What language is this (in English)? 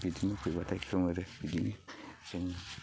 Bodo